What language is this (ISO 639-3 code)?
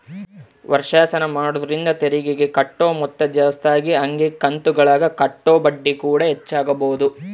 kan